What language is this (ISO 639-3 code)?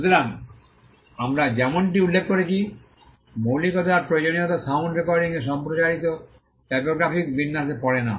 ben